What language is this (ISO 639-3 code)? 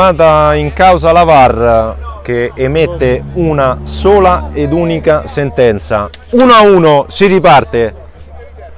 ita